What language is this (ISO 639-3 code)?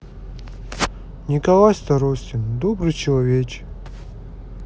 rus